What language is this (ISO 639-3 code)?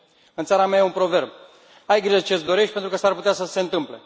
ron